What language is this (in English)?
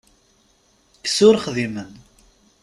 Kabyle